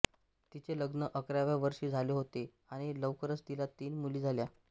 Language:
Marathi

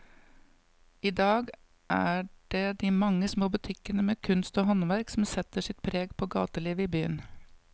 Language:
Norwegian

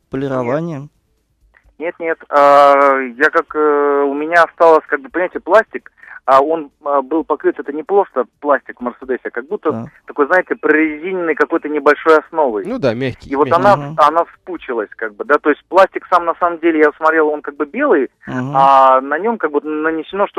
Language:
Russian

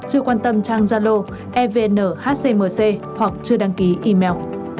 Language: Vietnamese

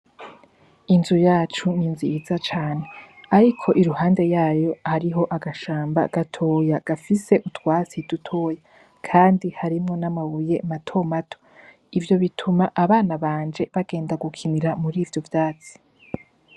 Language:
Rundi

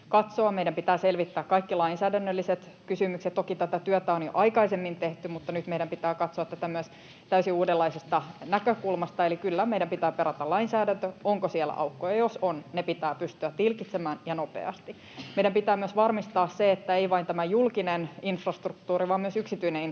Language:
Finnish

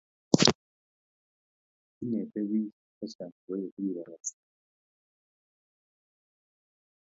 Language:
Kalenjin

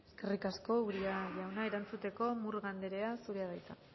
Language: Basque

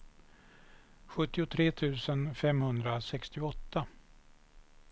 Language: Swedish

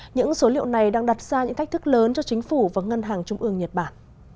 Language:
Vietnamese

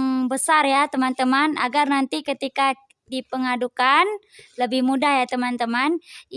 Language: Indonesian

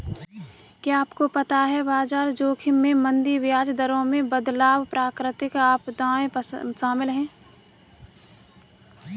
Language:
Hindi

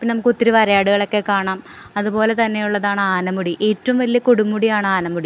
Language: Malayalam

